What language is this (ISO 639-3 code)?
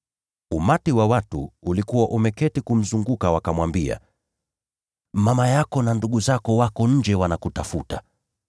swa